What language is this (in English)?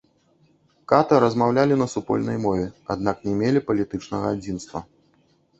Belarusian